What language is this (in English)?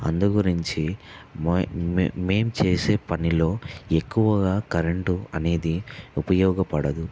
Telugu